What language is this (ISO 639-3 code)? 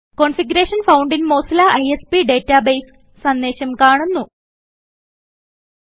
mal